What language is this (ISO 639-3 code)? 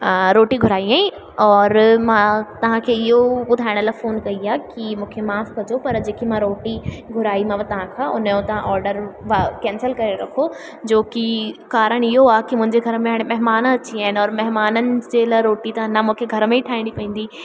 snd